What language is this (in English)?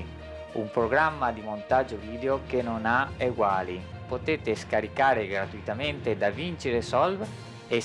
Italian